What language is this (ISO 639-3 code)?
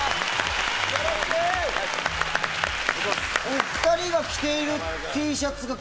jpn